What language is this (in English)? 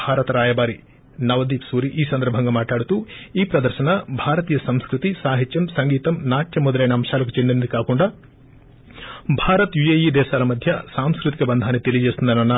Telugu